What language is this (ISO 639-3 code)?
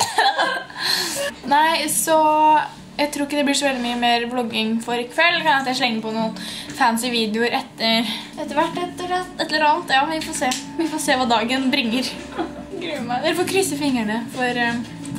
nor